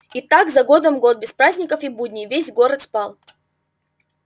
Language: Russian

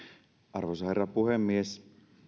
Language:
Finnish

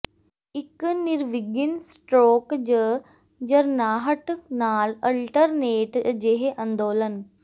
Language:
Punjabi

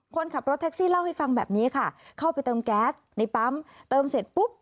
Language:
Thai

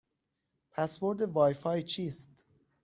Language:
Persian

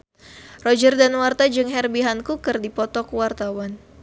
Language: Sundanese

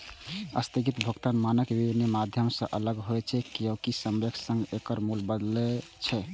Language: Maithili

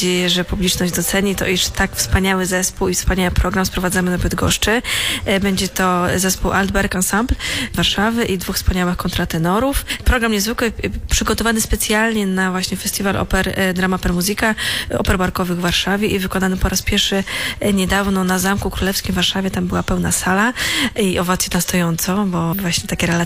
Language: Polish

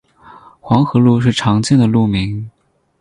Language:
Chinese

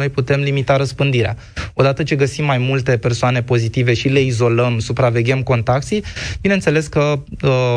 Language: Romanian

